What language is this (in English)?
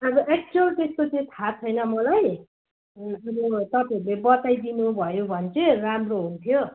Nepali